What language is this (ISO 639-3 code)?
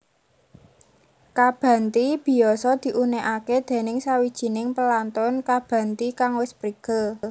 jav